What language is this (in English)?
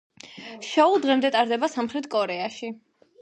Georgian